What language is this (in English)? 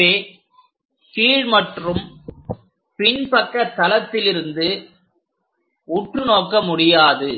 Tamil